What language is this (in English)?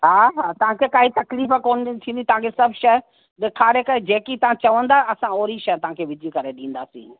Sindhi